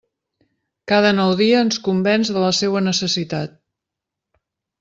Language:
Catalan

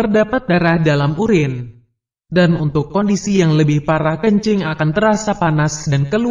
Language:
Indonesian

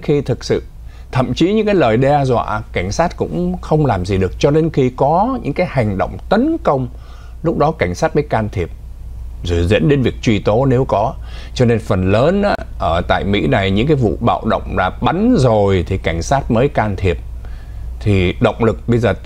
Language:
Vietnamese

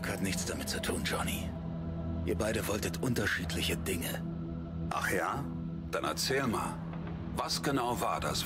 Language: German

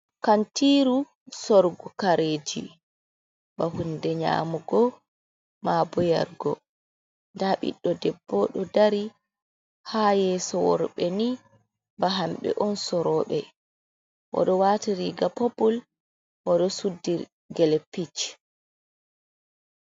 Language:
Fula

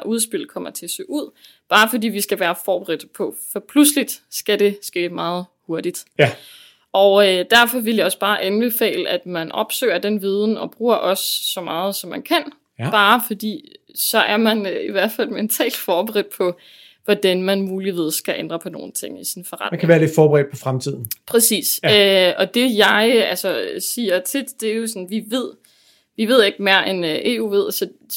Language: Danish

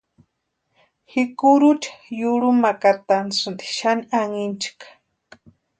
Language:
Western Highland Purepecha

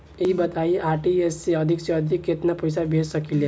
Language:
Bhojpuri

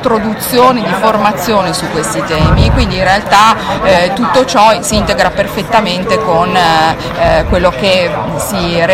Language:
Italian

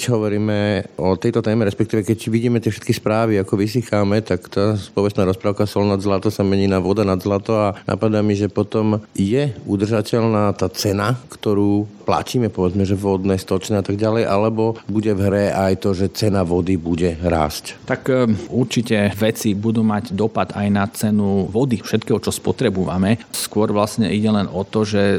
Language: Slovak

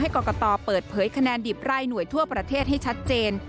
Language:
Thai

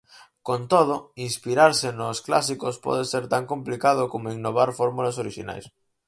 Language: Galician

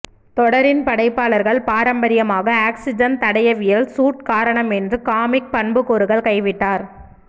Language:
Tamil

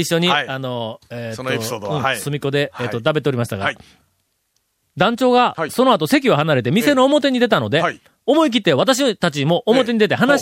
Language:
Japanese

